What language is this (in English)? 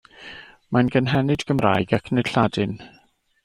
Welsh